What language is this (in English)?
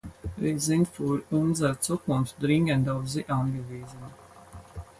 German